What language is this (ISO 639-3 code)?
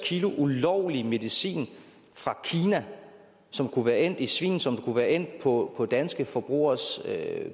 dan